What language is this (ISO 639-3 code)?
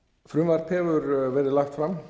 isl